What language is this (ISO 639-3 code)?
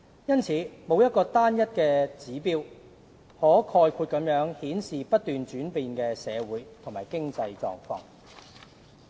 yue